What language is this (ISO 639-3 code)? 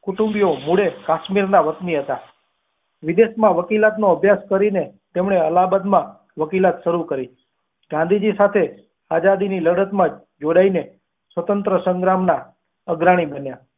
guj